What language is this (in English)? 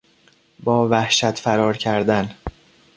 Persian